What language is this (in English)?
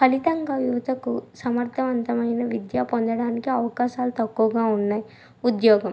Telugu